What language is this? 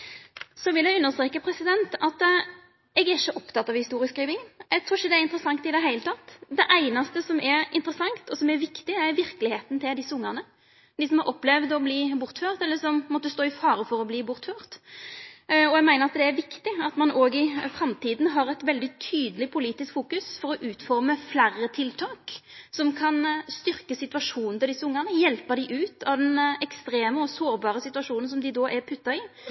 Norwegian Nynorsk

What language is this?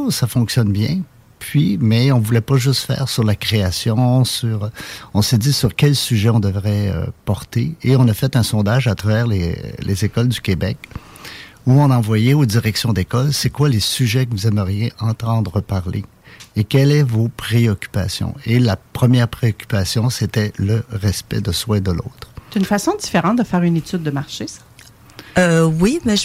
French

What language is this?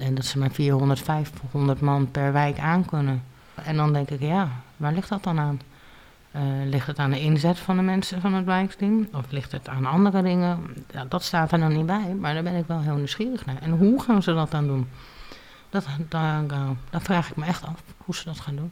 Dutch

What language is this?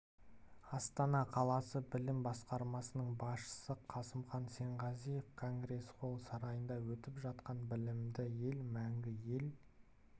Kazakh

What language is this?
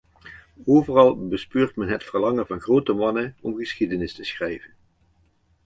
Dutch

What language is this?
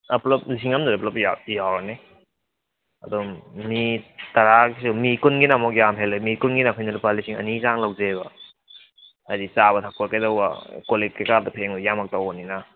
Manipuri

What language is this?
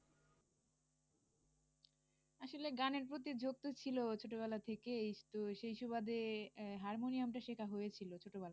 Bangla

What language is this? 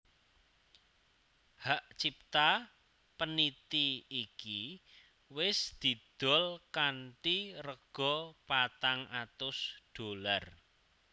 Javanese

